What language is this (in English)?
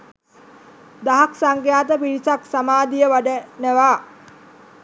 Sinhala